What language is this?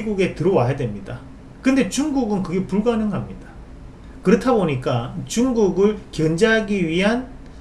Korean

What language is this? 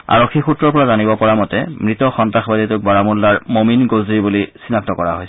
Assamese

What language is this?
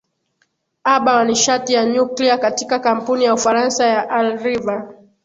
Swahili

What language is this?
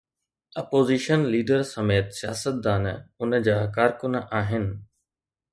Sindhi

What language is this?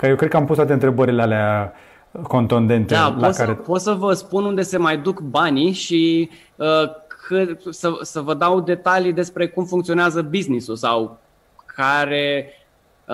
Romanian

